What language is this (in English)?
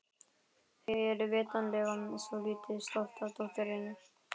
Icelandic